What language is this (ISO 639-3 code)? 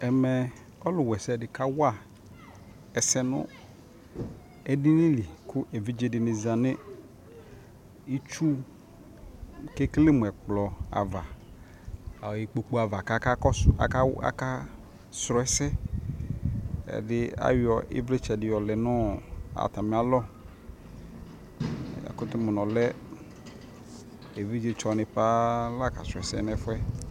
kpo